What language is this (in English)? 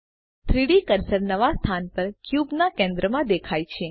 Gujarati